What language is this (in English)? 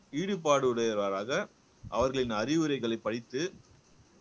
Tamil